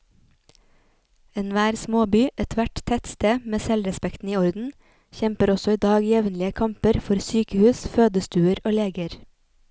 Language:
Norwegian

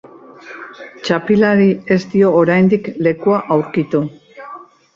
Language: Basque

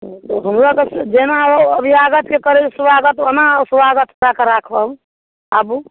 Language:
Maithili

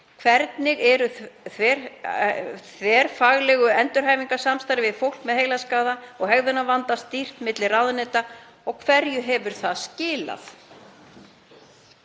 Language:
Icelandic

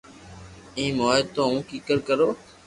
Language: Loarki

